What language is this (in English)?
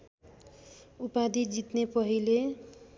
Nepali